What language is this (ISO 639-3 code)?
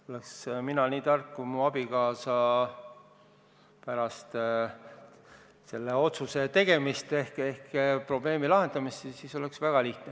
est